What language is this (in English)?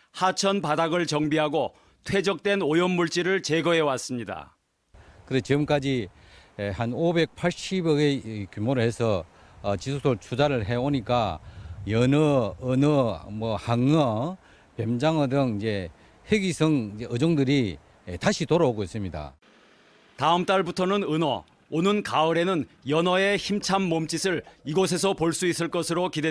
Korean